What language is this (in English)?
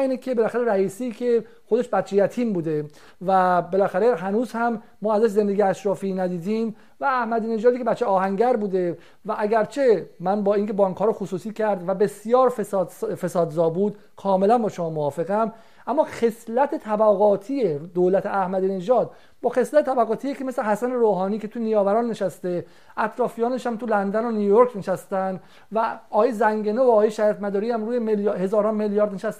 Persian